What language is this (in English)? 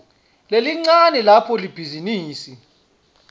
Swati